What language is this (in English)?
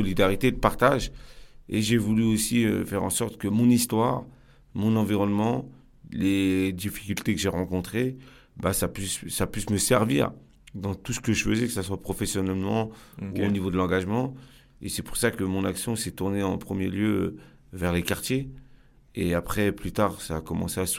French